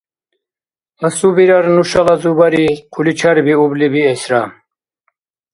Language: Dargwa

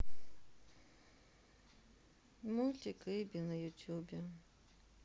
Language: Russian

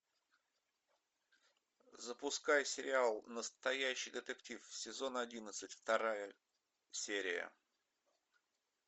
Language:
Russian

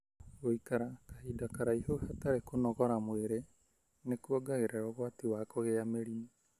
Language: Kikuyu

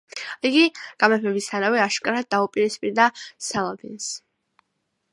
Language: Georgian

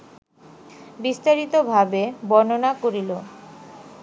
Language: Bangla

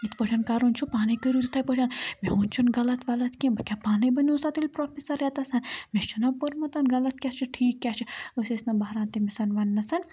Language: Kashmiri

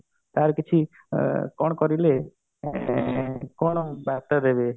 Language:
Odia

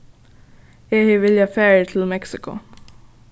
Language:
Faroese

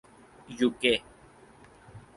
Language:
Urdu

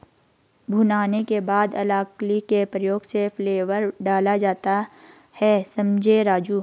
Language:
Hindi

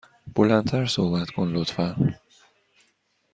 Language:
Persian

